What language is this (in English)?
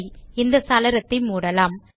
Tamil